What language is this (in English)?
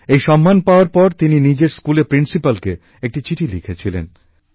Bangla